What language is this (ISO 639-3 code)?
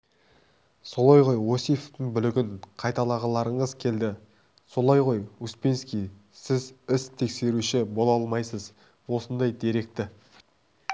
kaz